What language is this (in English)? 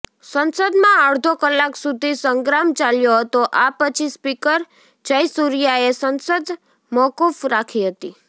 Gujarati